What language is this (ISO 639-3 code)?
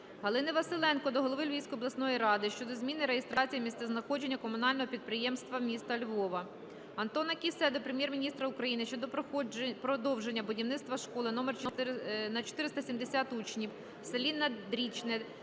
ukr